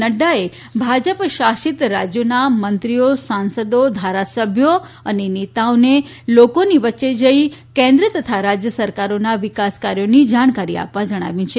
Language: Gujarati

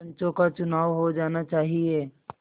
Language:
Hindi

